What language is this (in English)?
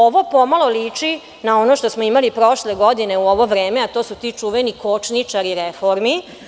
Serbian